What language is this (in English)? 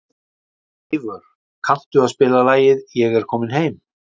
Icelandic